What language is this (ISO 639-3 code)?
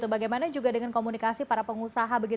ind